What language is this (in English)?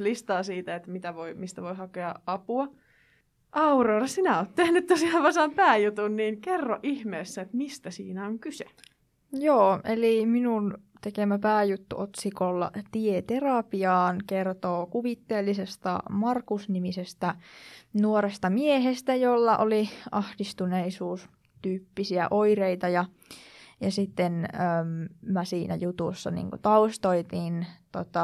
Finnish